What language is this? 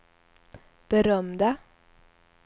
Swedish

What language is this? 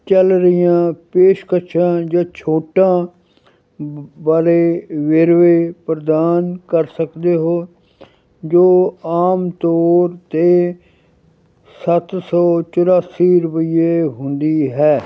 Punjabi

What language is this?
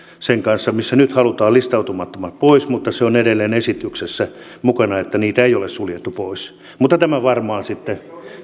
Finnish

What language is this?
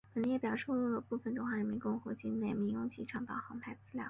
Chinese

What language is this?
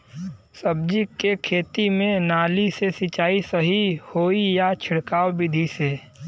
Bhojpuri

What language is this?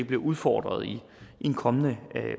Danish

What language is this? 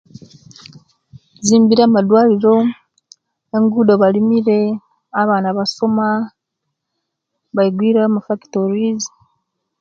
Kenyi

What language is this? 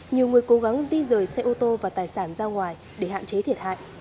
Vietnamese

